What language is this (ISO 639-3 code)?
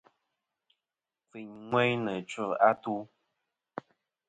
bkm